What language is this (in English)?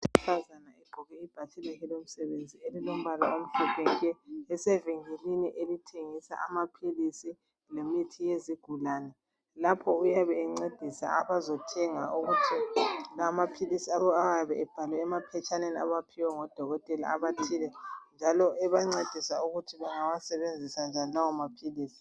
North Ndebele